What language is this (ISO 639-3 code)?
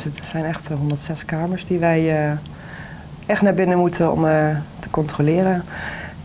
nld